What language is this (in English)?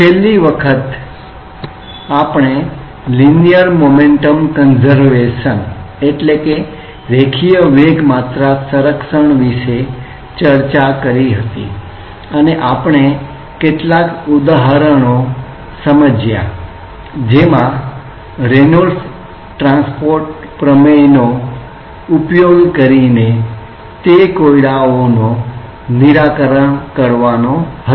Gujarati